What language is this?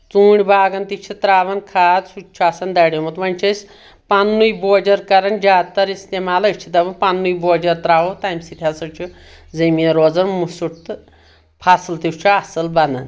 Kashmiri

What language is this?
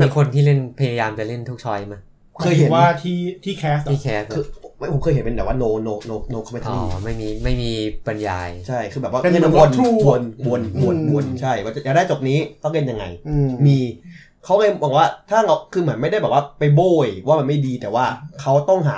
Thai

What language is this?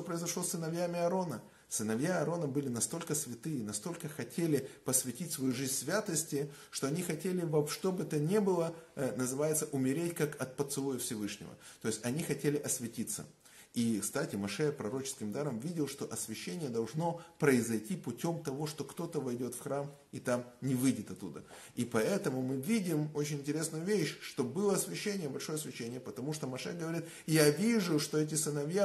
Russian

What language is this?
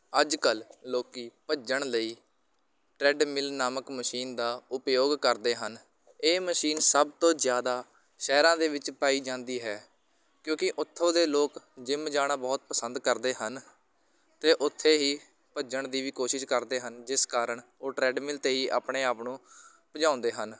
Punjabi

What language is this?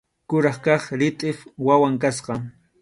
Arequipa-La Unión Quechua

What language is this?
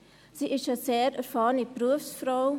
Swiss German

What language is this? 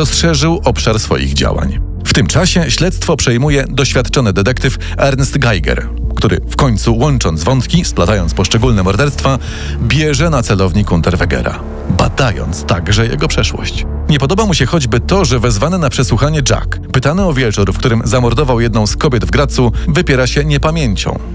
Polish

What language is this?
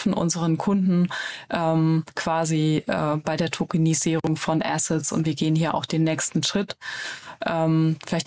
German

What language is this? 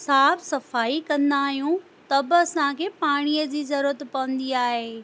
Sindhi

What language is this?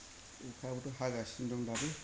Bodo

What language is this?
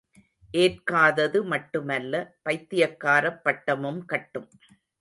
Tamil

